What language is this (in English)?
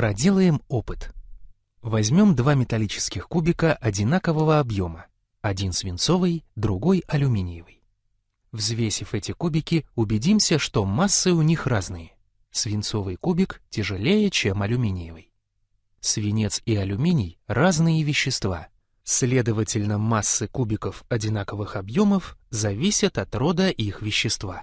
Russian